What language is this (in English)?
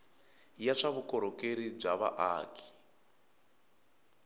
Tsonga